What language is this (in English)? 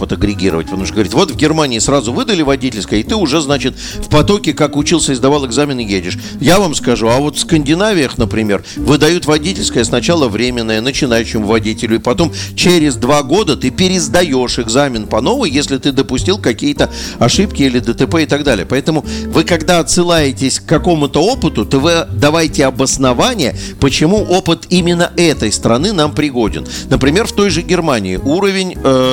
Russian